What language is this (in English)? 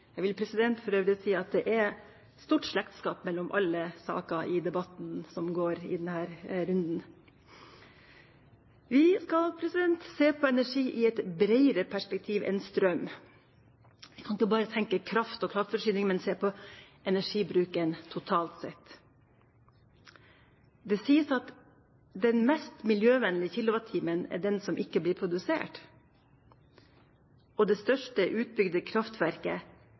Norwegian Bokmål